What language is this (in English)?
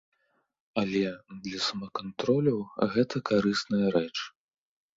Belarusian